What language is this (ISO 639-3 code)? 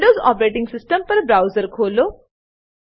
guj